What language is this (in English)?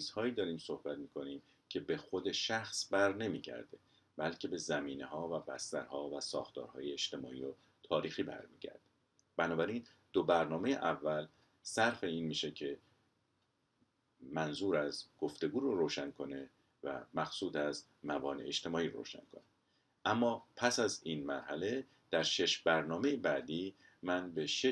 Persian